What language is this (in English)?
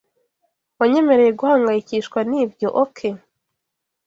Kinyarwanda